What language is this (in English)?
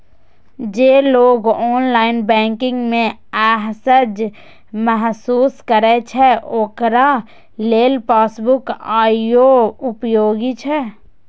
Maithili